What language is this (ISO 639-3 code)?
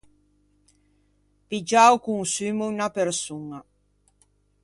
lij